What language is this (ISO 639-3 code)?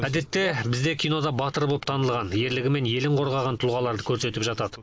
kaz